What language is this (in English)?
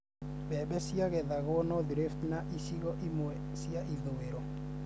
Kikuyu